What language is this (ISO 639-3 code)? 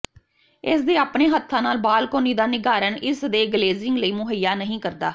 pan